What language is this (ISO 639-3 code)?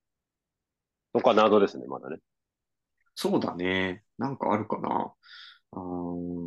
jpn